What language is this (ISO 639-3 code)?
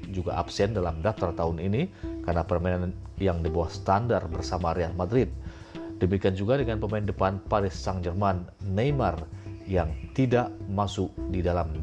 ind